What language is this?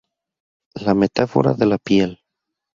Spanish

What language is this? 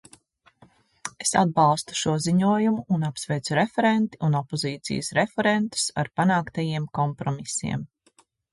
Latvian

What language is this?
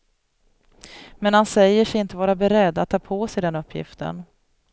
Swedish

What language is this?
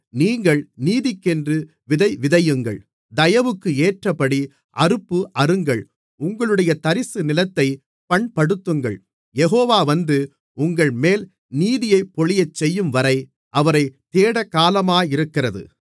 Tamil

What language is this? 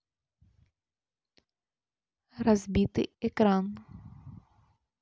Russian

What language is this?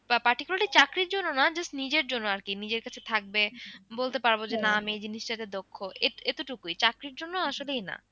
Bangla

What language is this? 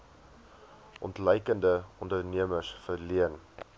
Afrikaans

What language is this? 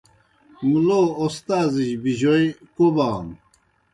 Kohistani Shina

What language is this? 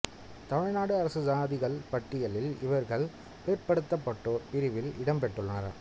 Tamil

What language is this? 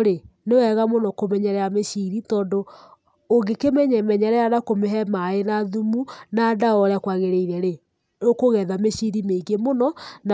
Kikuyu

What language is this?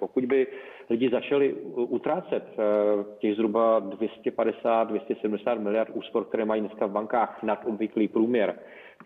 Czech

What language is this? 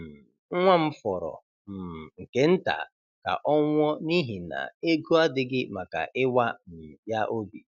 Igbo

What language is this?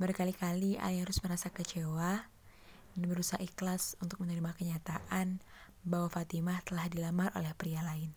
Indonesian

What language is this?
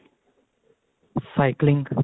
Punjabi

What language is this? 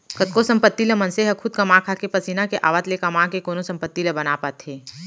Chhattisgarhi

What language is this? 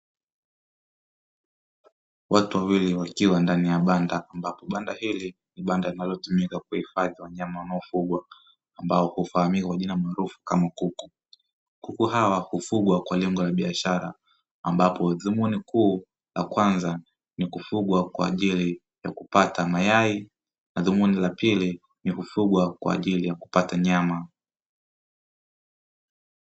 Swahili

